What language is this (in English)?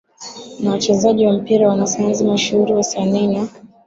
Swahili